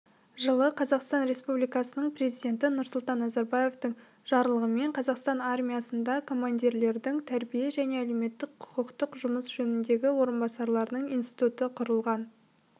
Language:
Kazakh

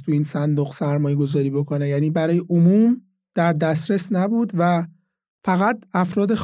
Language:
Persian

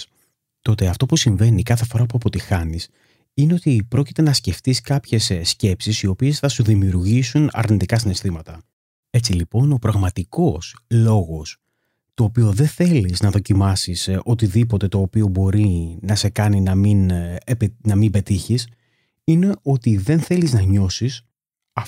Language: Greek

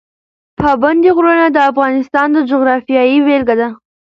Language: Pashto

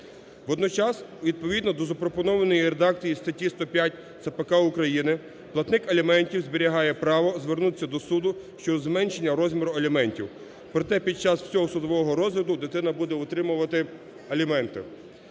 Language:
Ukrainian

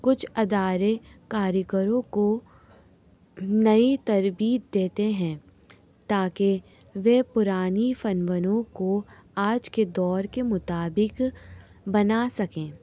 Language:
Urdu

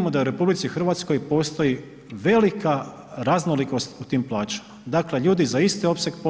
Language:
Croatian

